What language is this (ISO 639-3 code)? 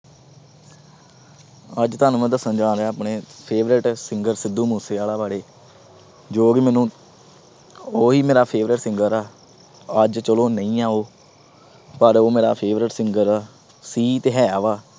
pan